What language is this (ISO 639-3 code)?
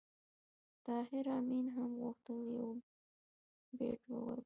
pus